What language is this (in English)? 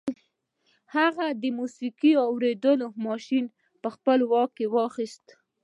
Pashto